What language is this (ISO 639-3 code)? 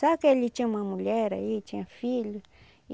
por